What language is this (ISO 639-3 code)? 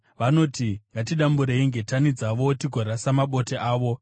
sna